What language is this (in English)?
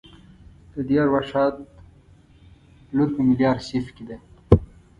Pashto